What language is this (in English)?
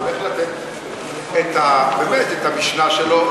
Hebrew